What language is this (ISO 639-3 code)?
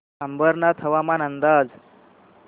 mar